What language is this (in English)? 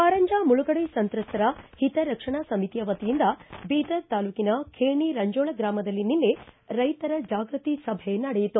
Kannada